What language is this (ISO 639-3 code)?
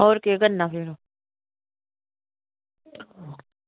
doi